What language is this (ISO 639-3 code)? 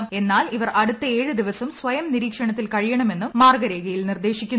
mal